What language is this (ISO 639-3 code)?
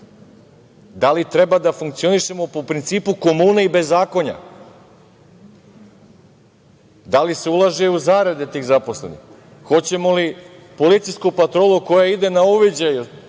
srp